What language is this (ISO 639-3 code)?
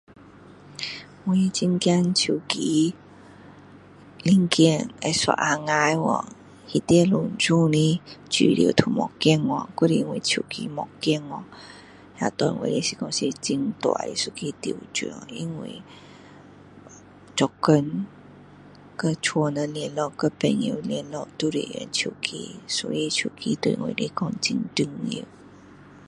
cdo